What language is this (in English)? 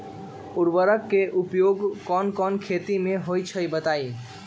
Magahi